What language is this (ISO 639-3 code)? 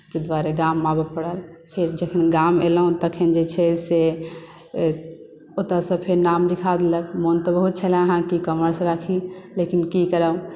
mai